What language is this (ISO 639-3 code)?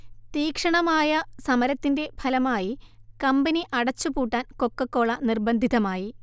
mal